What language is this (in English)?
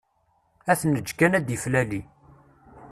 Kabyle